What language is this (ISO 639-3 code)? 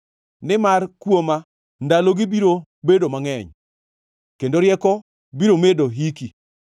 luo